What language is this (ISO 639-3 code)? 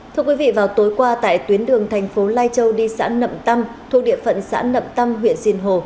vie